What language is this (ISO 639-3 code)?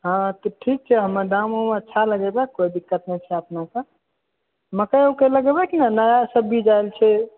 mai